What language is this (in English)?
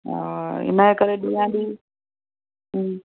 Sindhi